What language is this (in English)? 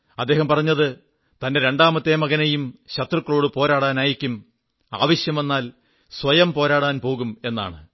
Malayalam